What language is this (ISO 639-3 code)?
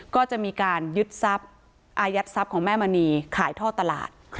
tha